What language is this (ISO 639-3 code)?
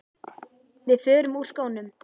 isl